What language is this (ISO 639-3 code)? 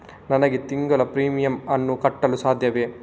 kan